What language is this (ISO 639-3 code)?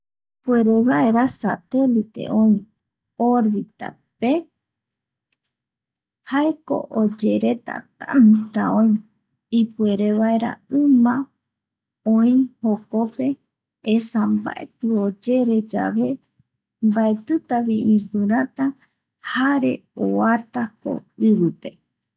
gui